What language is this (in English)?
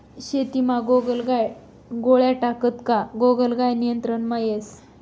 Marathi